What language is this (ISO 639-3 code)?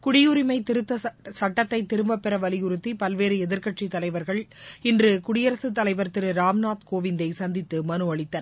tam